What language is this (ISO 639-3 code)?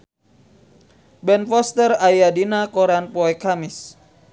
sun